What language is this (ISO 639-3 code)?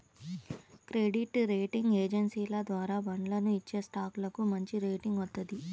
tel